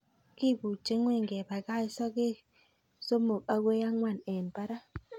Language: Kalenjin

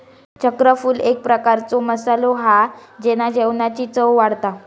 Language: Marathi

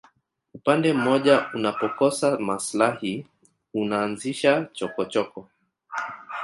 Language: Swahili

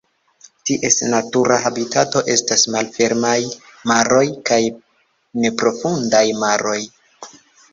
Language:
Esperanto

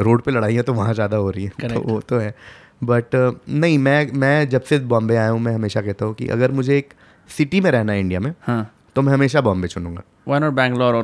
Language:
Hindi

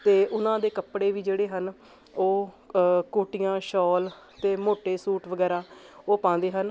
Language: Punjabi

